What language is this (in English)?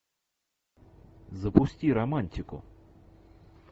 Russian